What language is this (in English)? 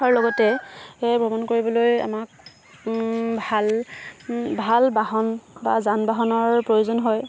Assamese